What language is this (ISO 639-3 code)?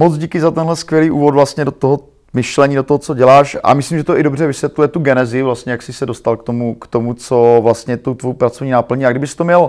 ces